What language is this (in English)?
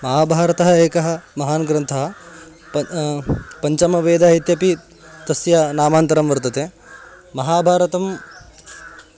Sanskrit